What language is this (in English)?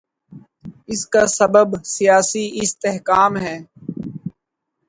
Urdu